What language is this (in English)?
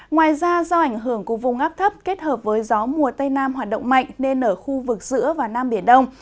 Vietnamese